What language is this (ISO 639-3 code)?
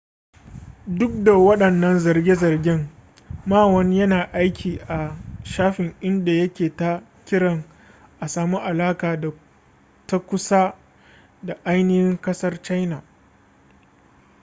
hau